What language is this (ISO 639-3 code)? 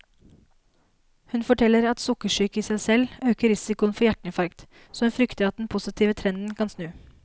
nor